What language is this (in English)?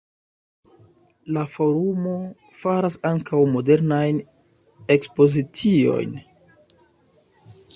Esperanto